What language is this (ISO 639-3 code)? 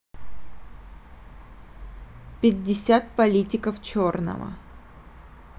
rus